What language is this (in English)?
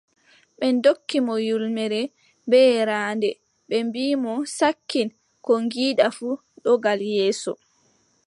Adamawa Fulfulde